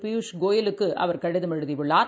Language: Tamil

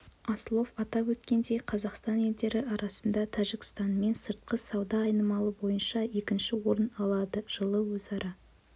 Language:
Kazakh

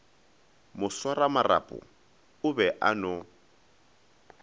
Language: Northern Sotho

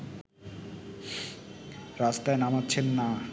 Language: Bangla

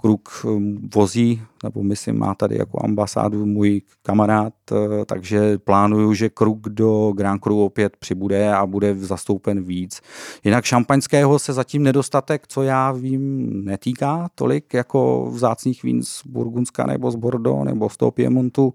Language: Czech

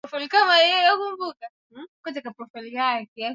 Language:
Swahili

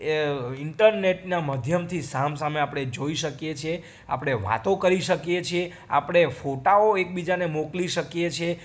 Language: Gujarati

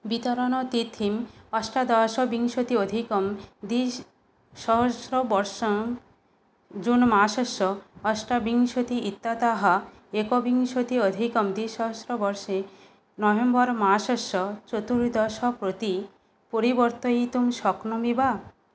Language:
Sanskrit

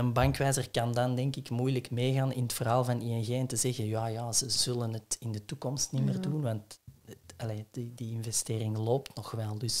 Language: Dutch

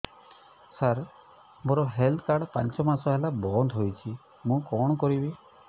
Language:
Odia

